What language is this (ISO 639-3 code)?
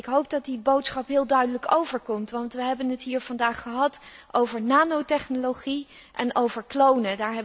nld